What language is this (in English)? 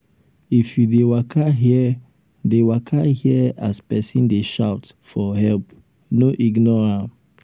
Nigerian Pidgin